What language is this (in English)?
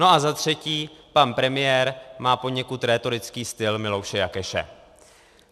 Czech